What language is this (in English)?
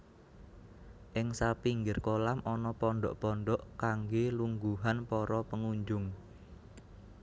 Javanese